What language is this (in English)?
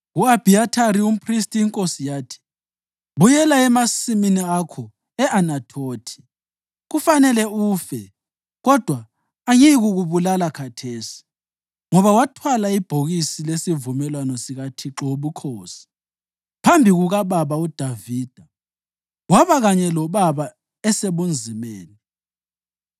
North Ndebele